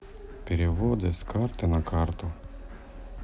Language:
Russian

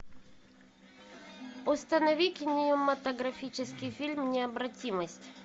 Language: Russian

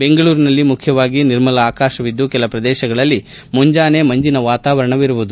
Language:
Kannada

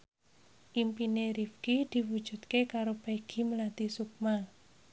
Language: Javanese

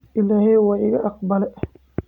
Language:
Somali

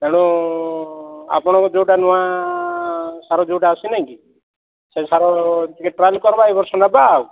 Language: Odia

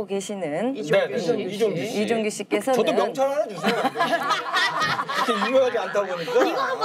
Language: Korean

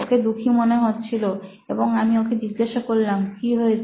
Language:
Bangla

